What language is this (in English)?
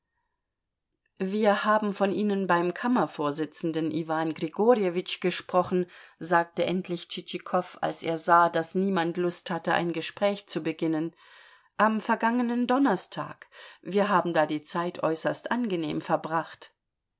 German